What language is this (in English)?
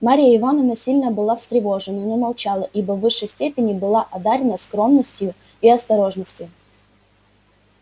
Russian